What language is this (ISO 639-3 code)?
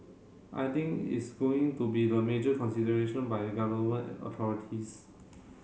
eng